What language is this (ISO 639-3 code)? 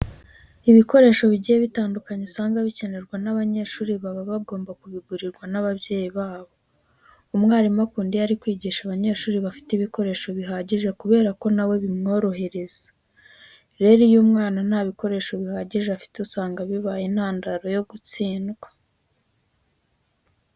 kin